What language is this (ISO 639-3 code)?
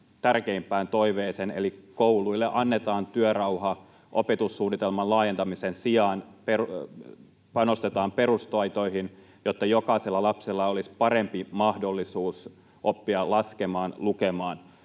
fin